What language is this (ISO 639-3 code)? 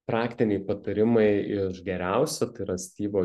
lit